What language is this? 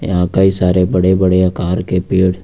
Hindi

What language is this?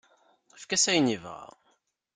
Kabyle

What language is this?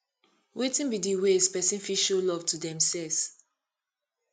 Nigerian Pidgin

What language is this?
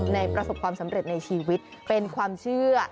Thai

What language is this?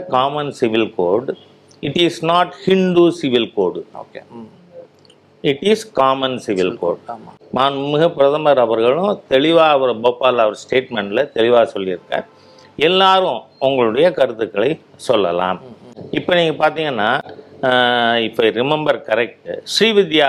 Tamil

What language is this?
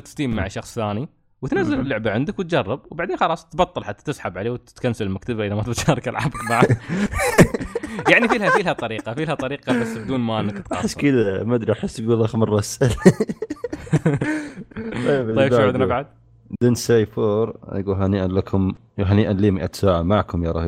Arabic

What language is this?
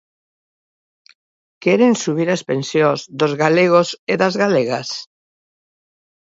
Galician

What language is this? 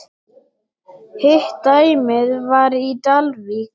Icelandic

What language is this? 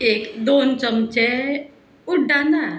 Konkani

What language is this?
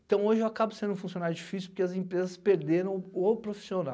Portuguese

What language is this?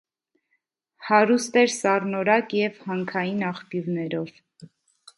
Armenian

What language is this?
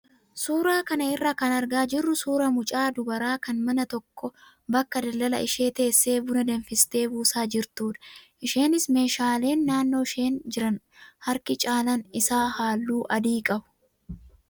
Oromo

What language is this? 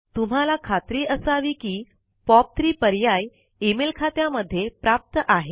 Marathi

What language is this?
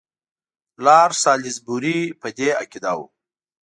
Pashto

